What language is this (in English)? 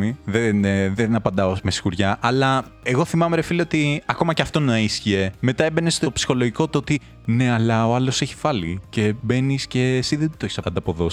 Greek